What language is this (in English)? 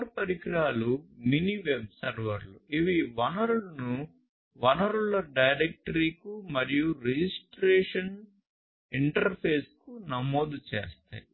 Telugu